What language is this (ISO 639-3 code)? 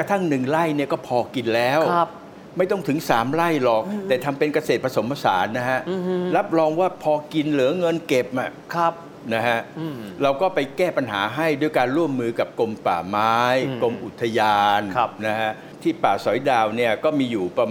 tha